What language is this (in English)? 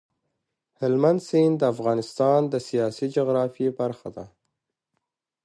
Pashto